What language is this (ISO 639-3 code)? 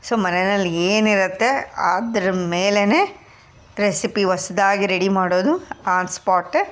kan